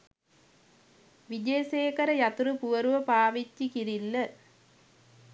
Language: Sinhala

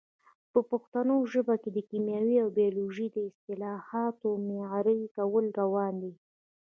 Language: Pashto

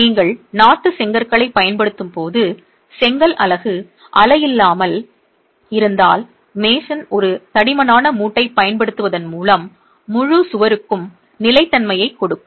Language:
Tamil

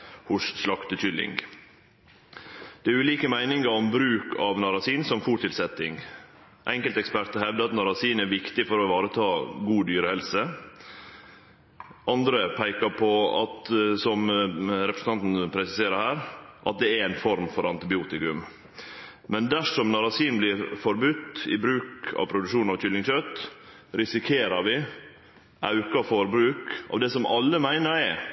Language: Norwegian Nynorsk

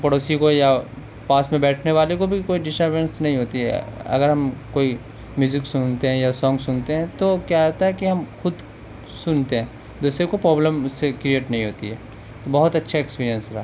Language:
Urdu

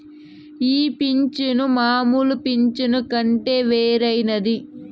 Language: Telugu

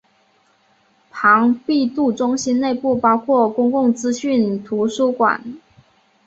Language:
Chinese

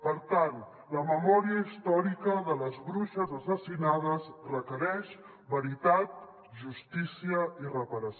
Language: Catalan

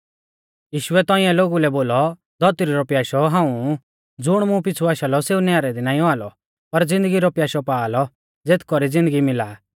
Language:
Mahasu Pahari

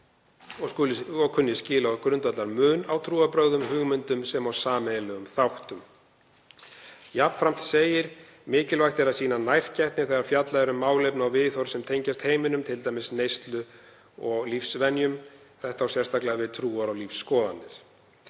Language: Icelandic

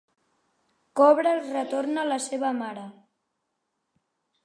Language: Catalan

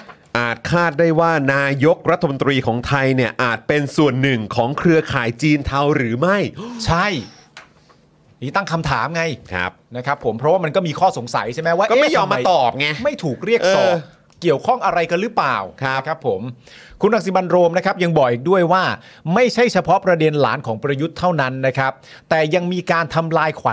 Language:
Thai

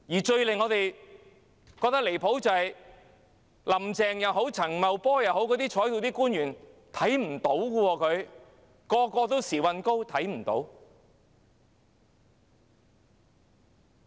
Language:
Cantonese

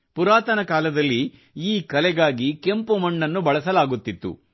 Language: Kannada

